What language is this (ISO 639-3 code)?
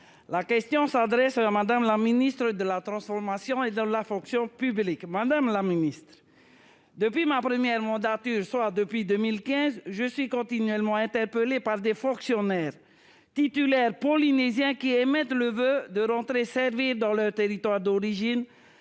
fra